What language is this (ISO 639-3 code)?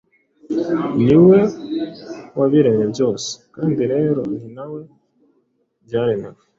kin